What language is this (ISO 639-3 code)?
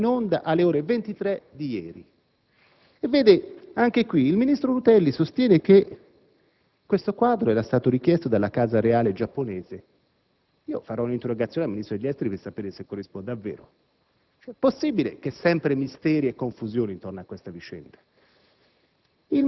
ita